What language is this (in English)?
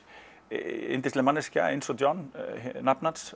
Icelandic